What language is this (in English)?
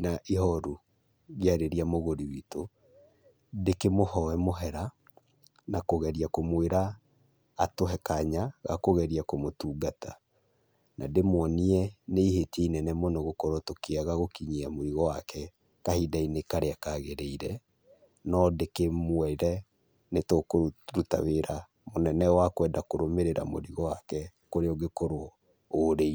Kikuyu